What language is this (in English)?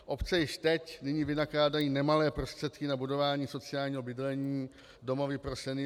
Czech